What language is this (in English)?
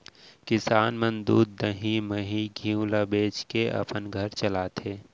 Chhattisgarhi